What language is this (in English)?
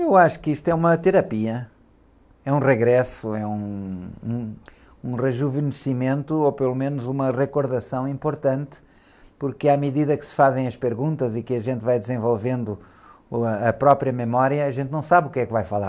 Portuguese